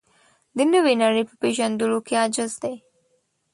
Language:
Pashto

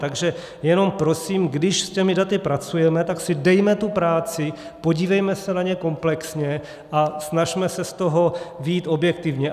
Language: Czech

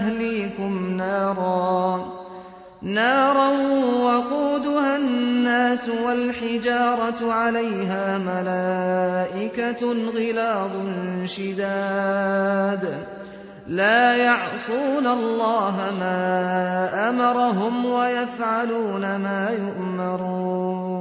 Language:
Arabic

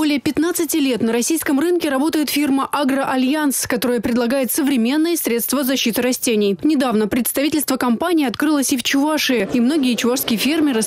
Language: Russian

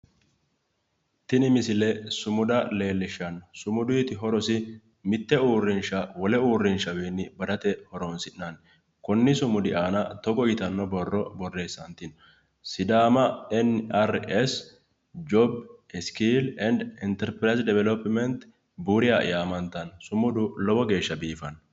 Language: Sidamo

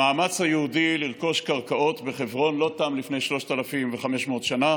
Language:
Hebrew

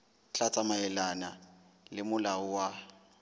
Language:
Southern Sotho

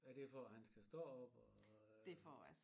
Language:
Danish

